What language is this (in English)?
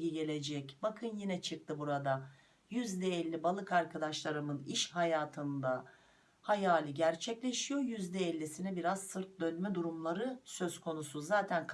Turkish